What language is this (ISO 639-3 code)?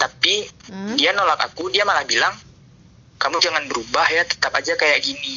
ind